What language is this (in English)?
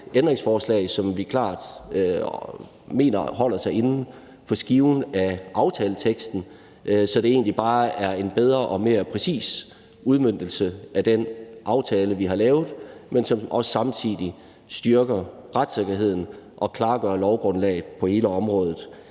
Danish